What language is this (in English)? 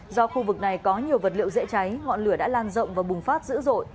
Vietnamese